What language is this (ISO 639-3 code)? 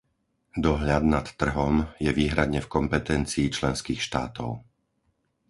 slk